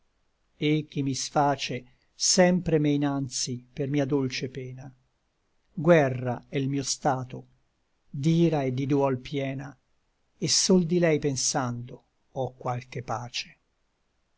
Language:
Italian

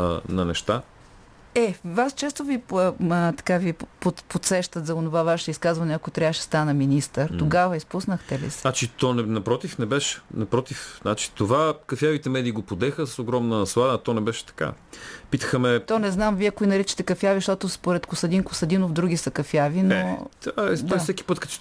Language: Bulgarian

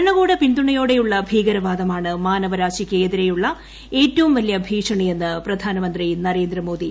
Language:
Malayalam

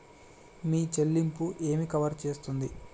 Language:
Telugu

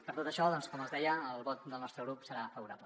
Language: Catalan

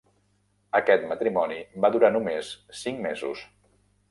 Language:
Catalan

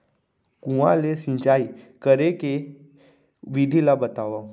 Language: Chhattisgarhi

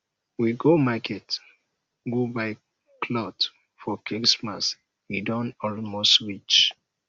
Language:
Nigerian Pidgin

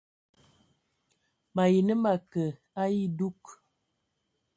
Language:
Ewondo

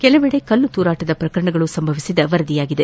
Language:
Kannada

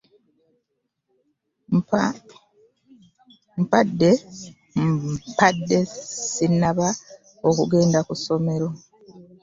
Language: Ganda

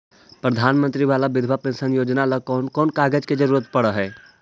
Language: Magahi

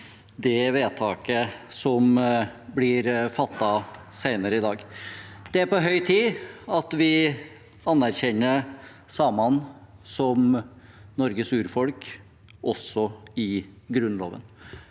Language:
Norwegian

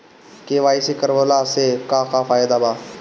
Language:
Bhojpuri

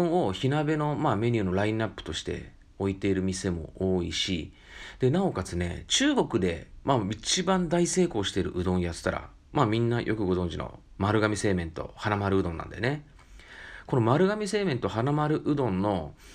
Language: Japanese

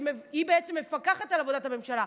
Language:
Hebrew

